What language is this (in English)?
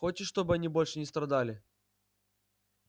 Russian